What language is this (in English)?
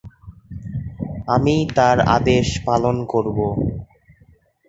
Bangla